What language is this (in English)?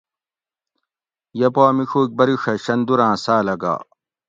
Gawri